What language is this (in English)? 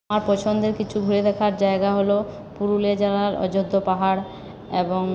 Bangla